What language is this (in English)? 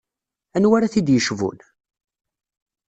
Kabyle